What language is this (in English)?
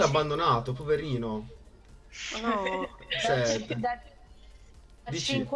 Italian